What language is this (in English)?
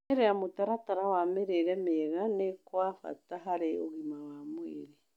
Kikuyu